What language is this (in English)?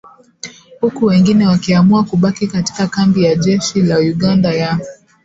Swahili